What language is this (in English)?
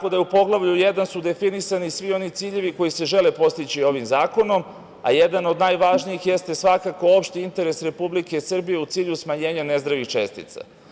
Serbian